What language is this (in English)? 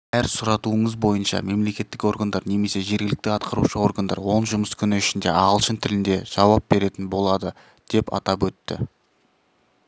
Kazakh